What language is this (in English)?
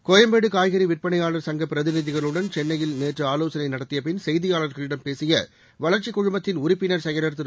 Tamil